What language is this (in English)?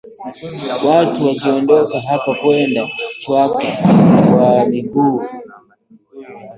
Swahili